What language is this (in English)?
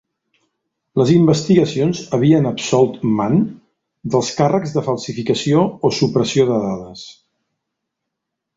Catalan